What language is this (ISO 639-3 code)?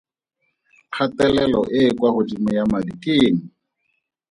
tsn